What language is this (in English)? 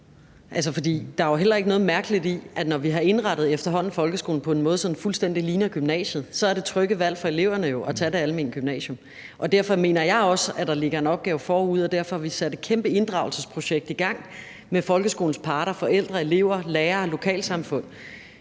Danish